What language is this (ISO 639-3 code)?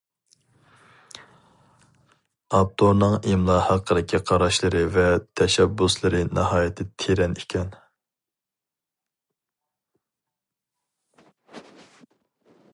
uig